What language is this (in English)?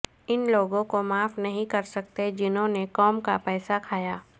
Urdu